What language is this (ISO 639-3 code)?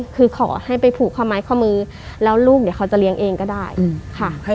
tha